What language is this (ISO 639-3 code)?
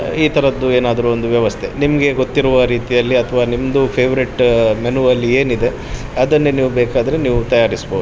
kan